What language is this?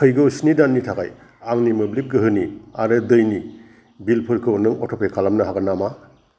Bodo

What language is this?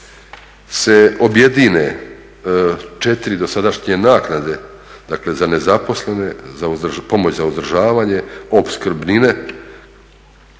Croatian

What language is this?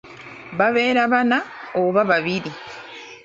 Ganda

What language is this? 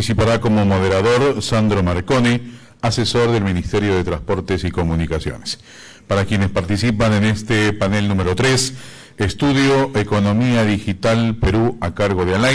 Spanish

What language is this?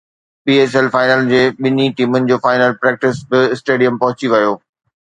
Sindhi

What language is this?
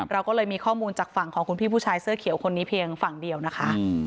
Thai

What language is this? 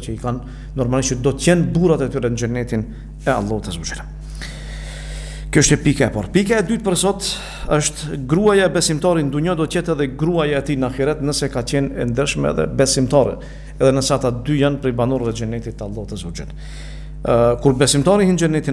Romanian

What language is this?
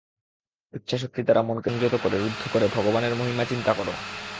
Bangla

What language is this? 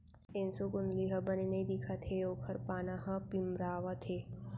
Chhattisgarhi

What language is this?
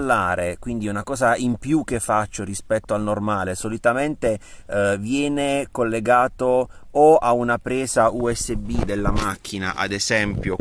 Italian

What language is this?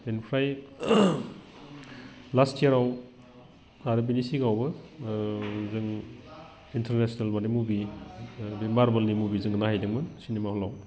Bodo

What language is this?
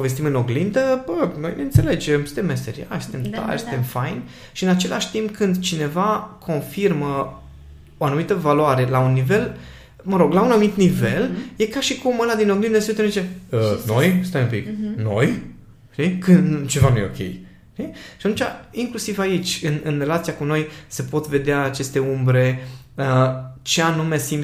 Romanian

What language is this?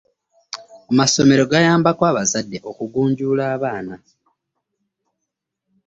Ganda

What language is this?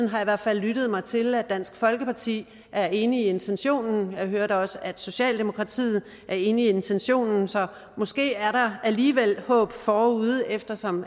Danish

